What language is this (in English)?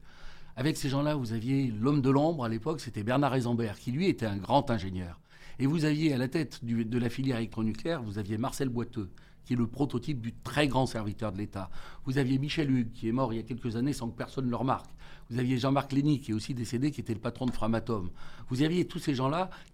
French